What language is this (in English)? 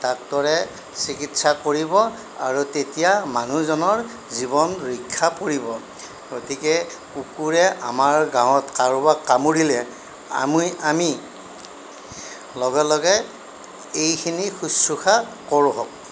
Assamese